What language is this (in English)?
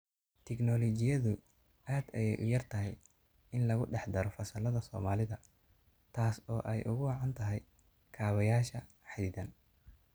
Somali